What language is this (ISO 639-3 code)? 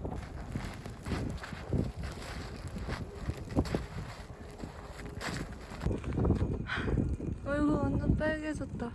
kor